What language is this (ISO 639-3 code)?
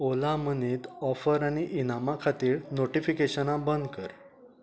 kok